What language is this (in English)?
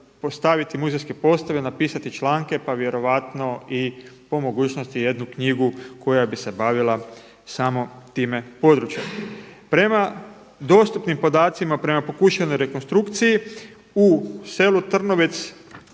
Croatian